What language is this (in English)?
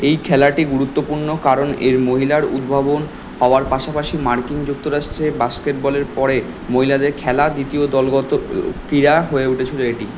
Bangla